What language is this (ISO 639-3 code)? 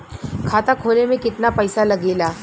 bho